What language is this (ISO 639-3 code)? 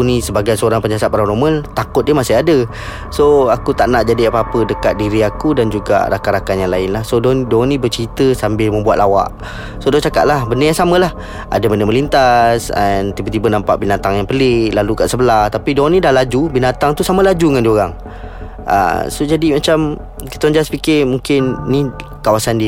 msa